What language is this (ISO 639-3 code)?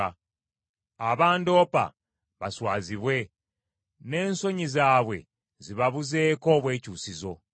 lug